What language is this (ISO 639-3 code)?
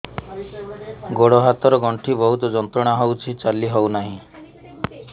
ori